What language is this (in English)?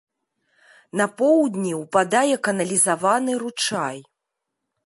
Belarusian